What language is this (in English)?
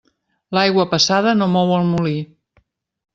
Catalan